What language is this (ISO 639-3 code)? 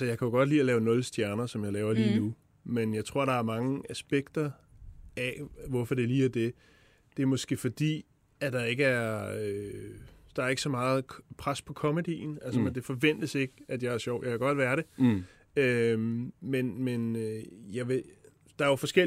dan